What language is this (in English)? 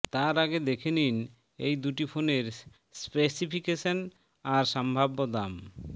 Bangla